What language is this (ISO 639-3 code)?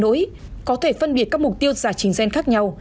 vie